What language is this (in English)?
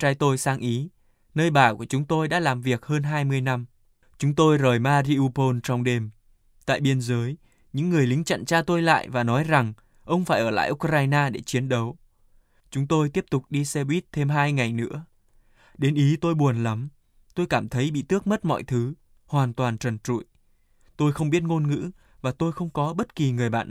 Vietnamese